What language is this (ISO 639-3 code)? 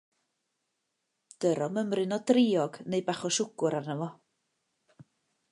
cym